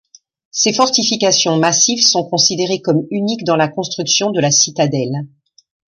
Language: French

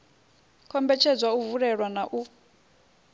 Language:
Venda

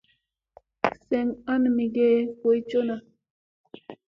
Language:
Musey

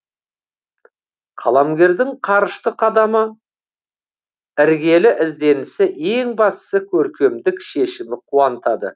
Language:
Kazakh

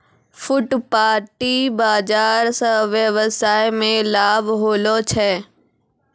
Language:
Maithili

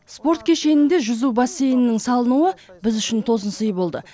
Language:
Kazakh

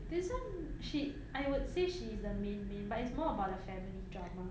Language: English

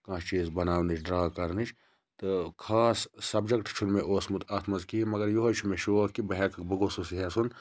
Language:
Kashmiri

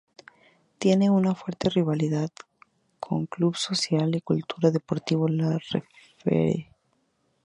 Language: Spanish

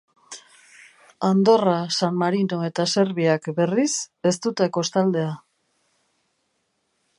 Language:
Basque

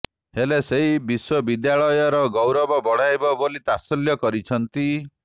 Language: Odia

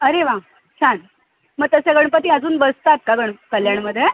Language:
Marathi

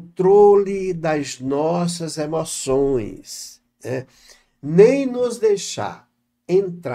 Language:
Portuguese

